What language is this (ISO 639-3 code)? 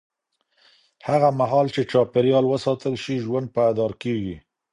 pus